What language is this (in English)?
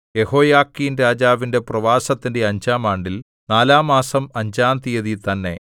Malayalam